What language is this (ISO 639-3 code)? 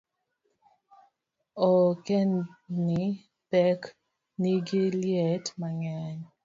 luo